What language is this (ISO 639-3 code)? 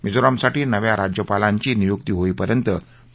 mar